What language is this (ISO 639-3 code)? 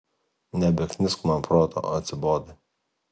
lit